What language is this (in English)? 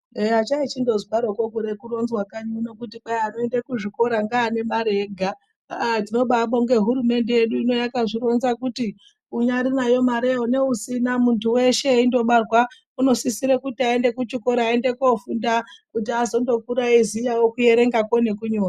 Ndau